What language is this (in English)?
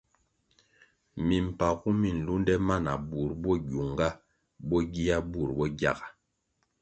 Kwasio